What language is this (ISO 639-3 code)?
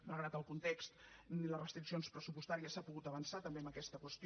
cat